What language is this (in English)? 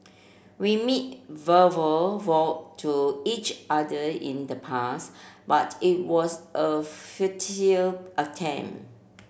English